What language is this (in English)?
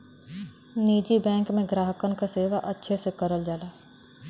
Bhojpuri